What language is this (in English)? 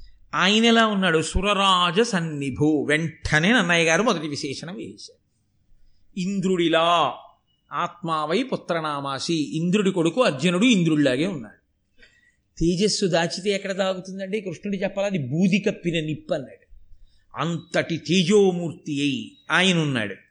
Telugu